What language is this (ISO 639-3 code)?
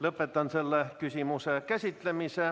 est